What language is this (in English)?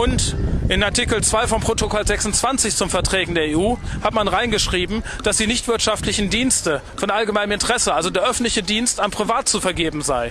German